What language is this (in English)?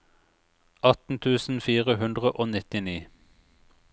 Norwegian